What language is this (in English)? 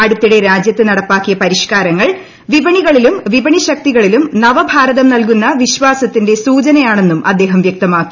Malayalam